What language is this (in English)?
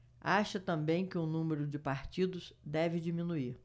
Portuguese